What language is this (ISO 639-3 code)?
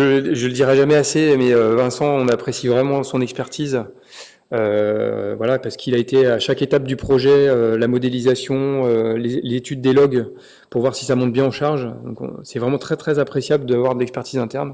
fra